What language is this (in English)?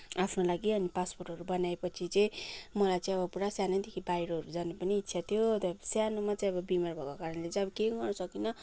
Nepali